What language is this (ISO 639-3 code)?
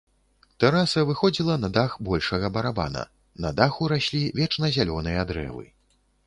bel